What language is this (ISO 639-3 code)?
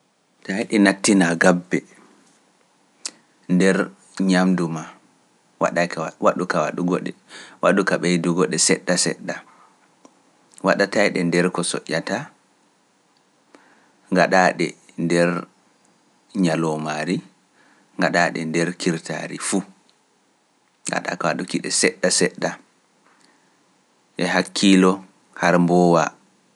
fuf